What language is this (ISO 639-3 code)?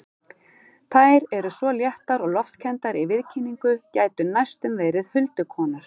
isl